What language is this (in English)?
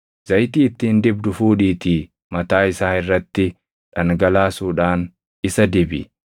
Oromo